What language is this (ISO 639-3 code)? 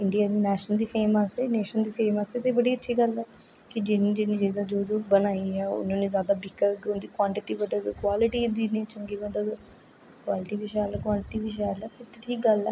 doi